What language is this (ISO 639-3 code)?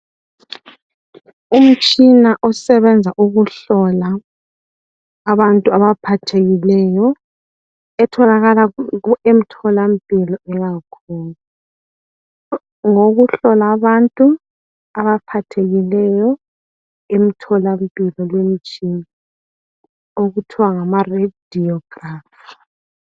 nde